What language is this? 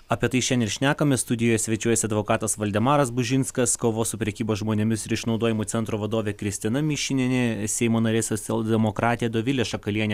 Lithuanian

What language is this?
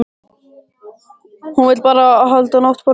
Icelandic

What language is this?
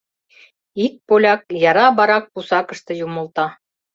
Mari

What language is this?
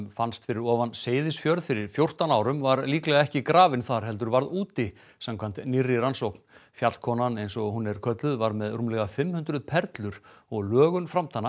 Icelandic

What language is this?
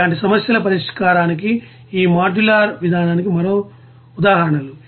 Telugu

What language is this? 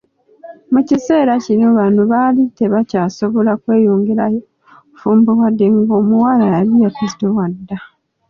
Ganda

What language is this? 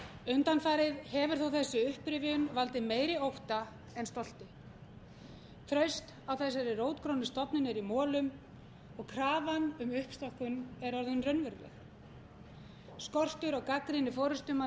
Icelandic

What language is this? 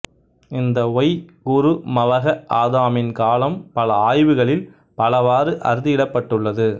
Tamil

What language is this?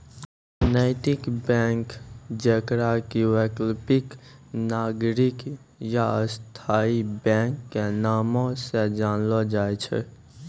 Maithili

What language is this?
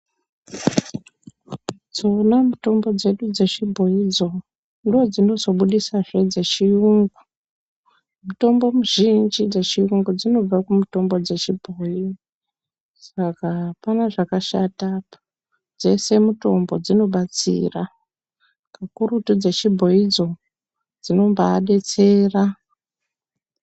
Ndau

